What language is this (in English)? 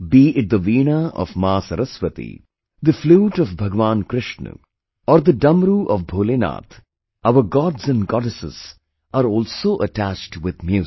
English